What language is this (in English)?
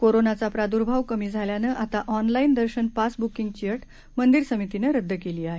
Marathi